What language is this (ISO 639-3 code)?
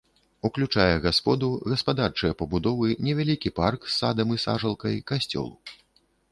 bel